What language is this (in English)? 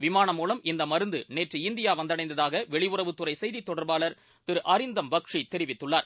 Tamil